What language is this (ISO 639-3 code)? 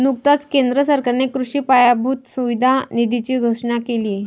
mar